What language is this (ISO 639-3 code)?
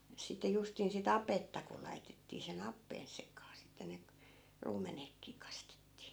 fin